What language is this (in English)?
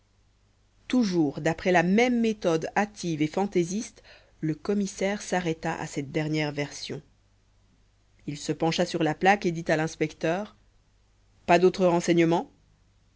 French